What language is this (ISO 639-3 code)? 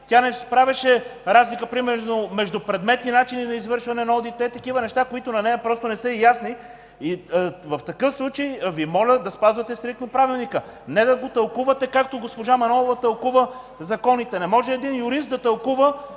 bul